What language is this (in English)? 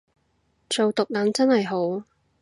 Cantonese